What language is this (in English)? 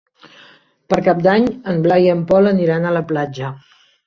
Catalan